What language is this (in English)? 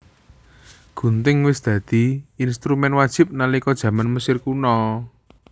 Javanese